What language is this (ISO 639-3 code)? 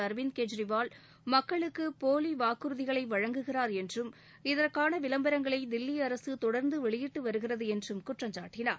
tam